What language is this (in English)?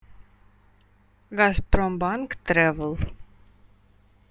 Russian